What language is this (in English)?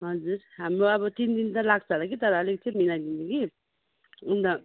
Nepali